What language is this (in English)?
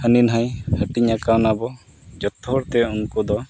Santali